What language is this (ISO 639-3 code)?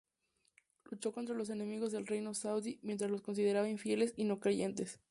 spa